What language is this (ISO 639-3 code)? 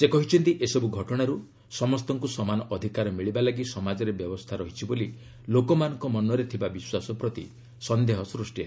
ori